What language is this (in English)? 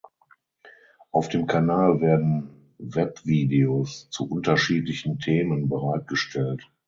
German